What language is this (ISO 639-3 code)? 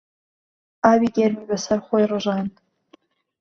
ckb